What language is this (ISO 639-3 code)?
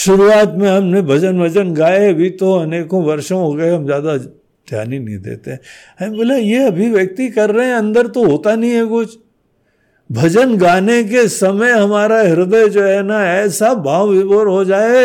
hin